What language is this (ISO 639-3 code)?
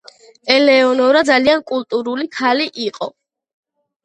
kat